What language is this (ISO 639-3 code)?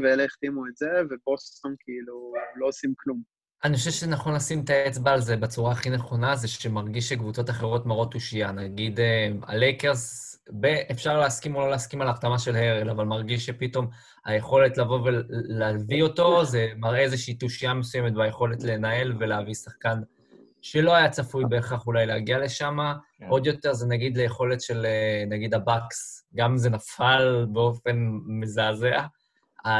heb